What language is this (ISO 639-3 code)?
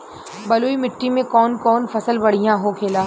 bho